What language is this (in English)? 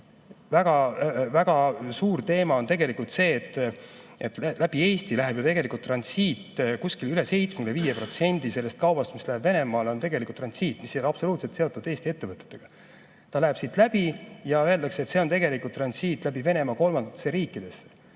Estonian